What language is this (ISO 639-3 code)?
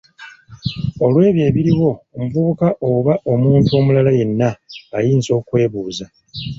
lug